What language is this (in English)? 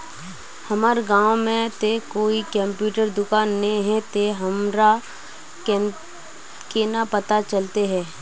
Magahi